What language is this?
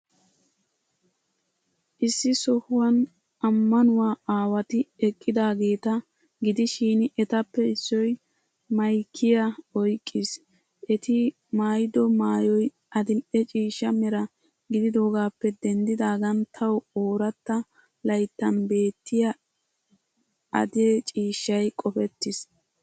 Wolaytta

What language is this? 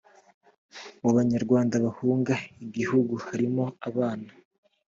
Kinyarwanda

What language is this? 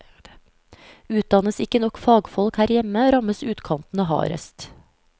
Norwegian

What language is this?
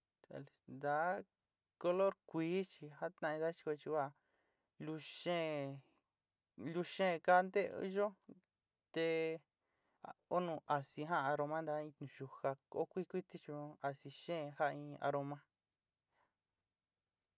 Sinicahua Mixtec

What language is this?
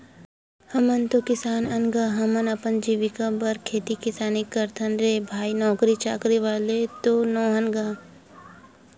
Chhattisgarhi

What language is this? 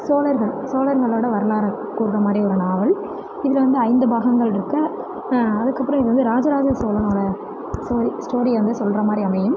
Tamil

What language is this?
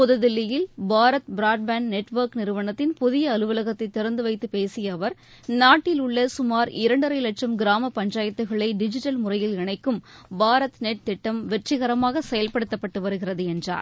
Tamil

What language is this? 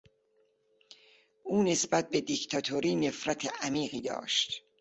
Persian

